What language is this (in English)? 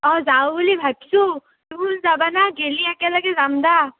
Assamese